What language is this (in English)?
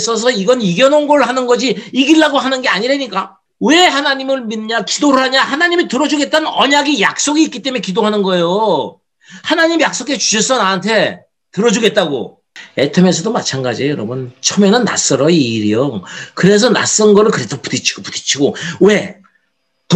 Korean